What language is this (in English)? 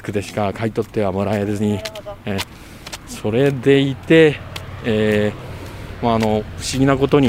Japanese